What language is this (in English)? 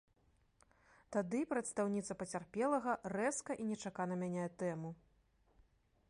Belarusian